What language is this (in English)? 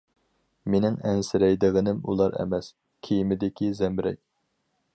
Uyghur